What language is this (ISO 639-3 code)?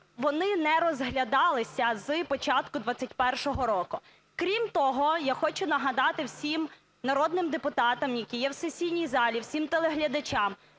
ukr